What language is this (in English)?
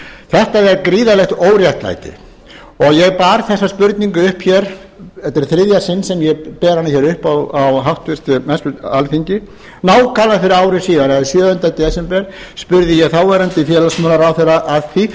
Icelandic